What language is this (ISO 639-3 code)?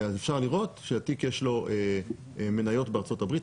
heb